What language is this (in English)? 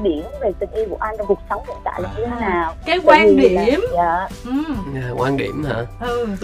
Vietnamese